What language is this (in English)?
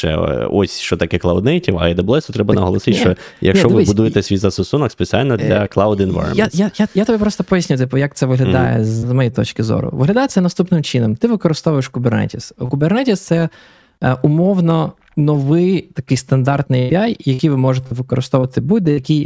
Ukrainian